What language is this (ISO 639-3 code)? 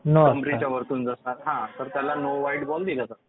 mar